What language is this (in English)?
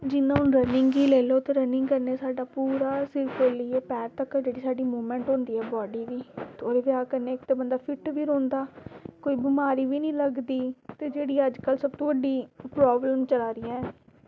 Dogri